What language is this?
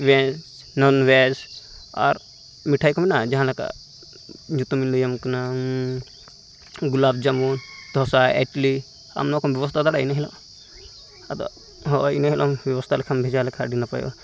Santali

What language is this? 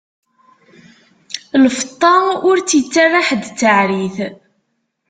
Kabyle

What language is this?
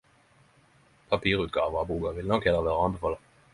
Norwegian Nynorsk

